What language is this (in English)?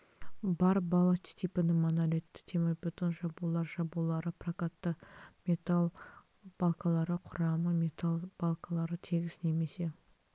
Kazakh